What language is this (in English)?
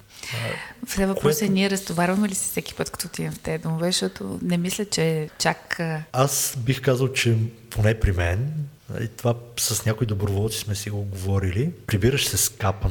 Bulgarian